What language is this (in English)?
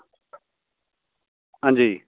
Dogri